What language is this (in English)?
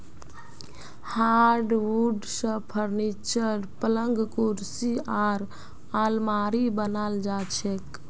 Magahi